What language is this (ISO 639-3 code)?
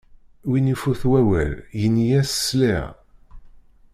kab